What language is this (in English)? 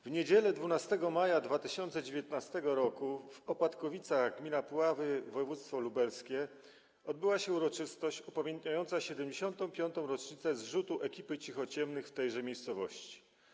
Polish